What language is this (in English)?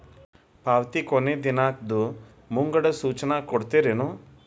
Kannada